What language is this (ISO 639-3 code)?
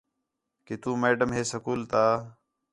xhe